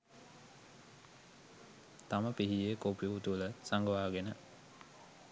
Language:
Sinhala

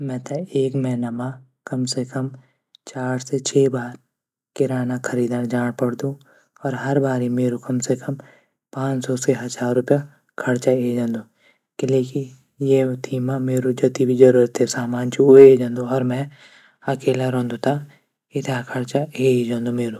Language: Garhwali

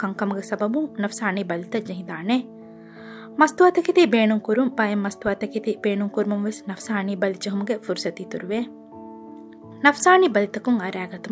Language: Arabic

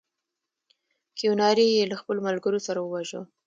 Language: Pashto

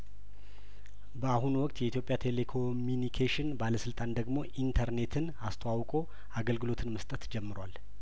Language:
Amharic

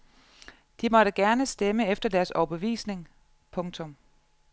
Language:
Danish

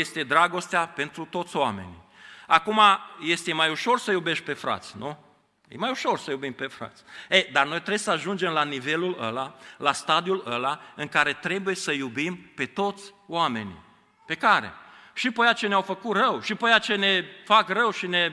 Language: Romanian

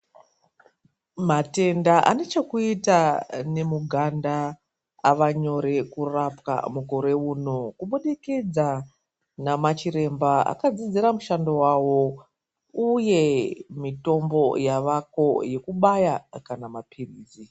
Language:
Ndau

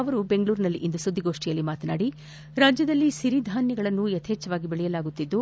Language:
Kannada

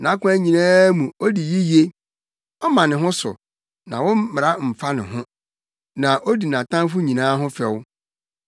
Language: Akan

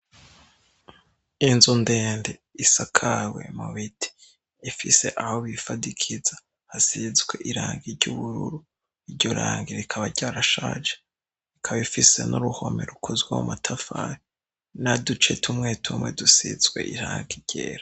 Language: Rundi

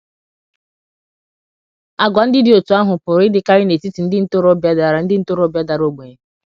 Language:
Igbo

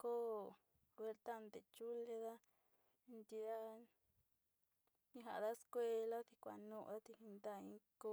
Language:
Sinicahua Mixtec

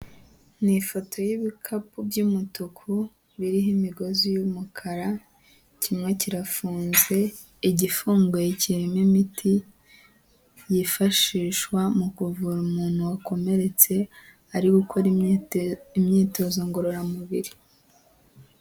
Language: Kinyarwanda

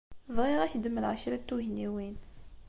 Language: Kabyle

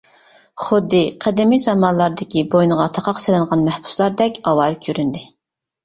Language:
Uyghur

